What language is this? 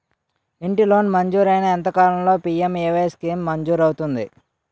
Telugu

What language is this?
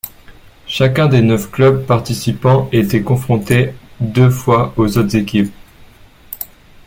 French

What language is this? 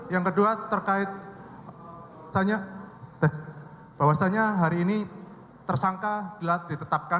Indonesian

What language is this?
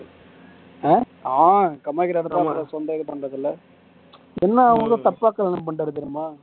Tamil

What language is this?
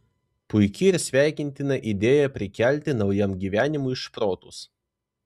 Lithuanian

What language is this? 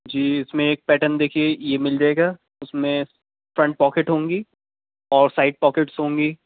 Urdu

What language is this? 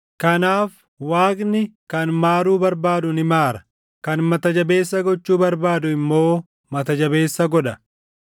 Oromo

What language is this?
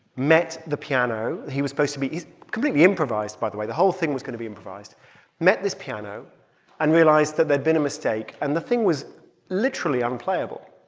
English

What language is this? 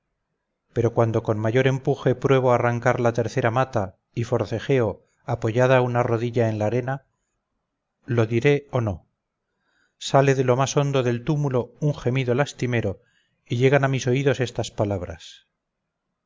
Spanish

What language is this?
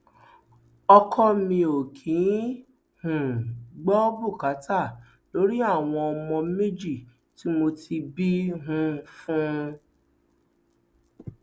Yoruba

